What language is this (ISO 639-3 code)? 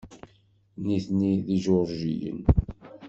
kab